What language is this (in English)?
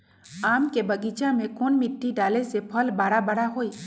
Magahi